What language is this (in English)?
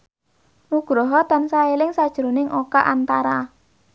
Javanese